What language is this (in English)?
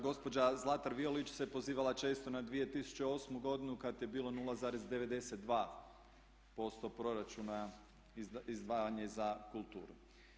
Croatian